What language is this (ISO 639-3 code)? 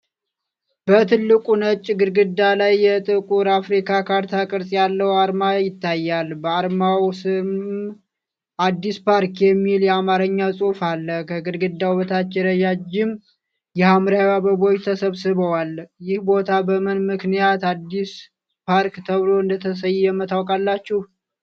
amh